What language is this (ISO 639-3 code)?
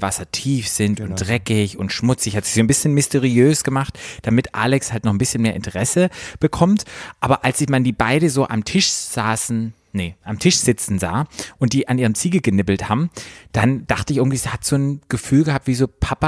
deu